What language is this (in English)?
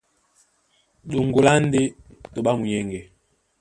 Duala